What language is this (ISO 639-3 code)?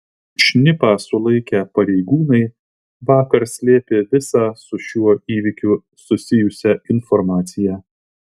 lit